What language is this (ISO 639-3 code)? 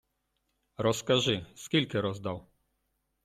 ukr